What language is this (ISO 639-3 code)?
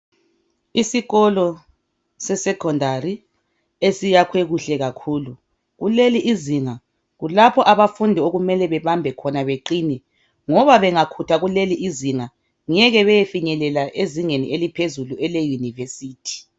nde